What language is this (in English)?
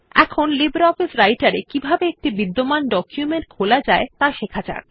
Bangla